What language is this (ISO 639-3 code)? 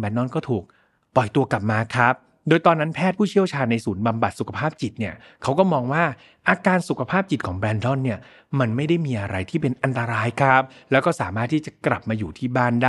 tha